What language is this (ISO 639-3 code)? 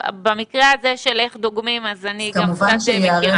heb